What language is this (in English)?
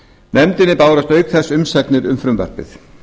Icelandic